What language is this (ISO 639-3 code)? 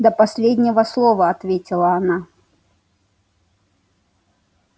rus